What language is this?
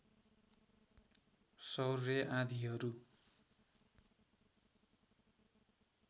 Nepali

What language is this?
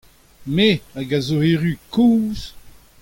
Breton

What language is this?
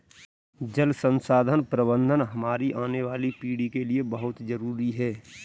Hindi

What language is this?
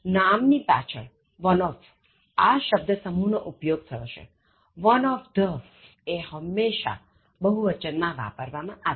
Gujarati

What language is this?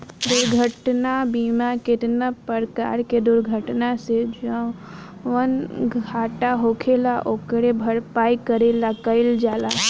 Bhojpuri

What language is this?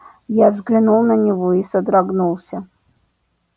Russian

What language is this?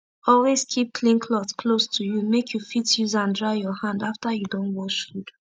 Nigerian Pidgin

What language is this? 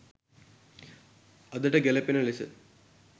Sinhala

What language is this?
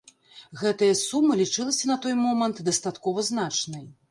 Belarusian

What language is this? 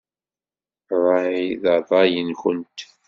Kabyle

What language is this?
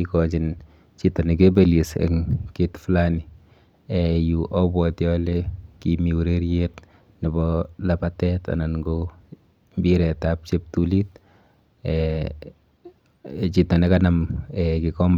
Kalenjin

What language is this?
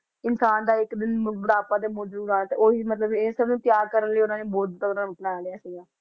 Punjabi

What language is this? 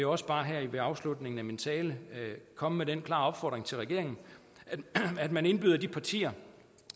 Danish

